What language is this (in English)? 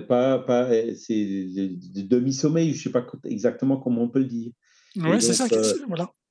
French